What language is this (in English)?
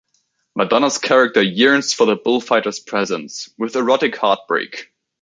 English